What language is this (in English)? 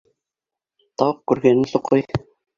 Bashkir